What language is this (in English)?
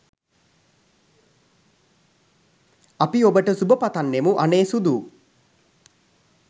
Sinhala